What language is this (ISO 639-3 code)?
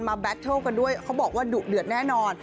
tha